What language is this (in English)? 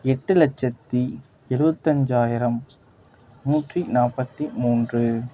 Tamil